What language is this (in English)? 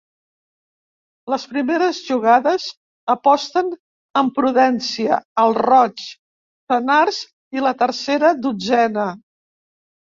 Catalan